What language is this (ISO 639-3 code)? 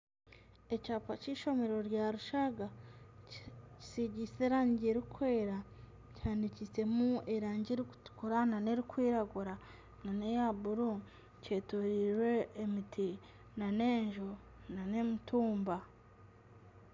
nyn